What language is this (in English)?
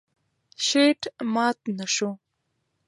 Pashto